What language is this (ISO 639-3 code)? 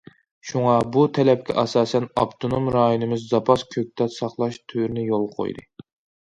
uig